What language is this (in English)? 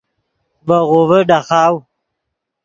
Yidgha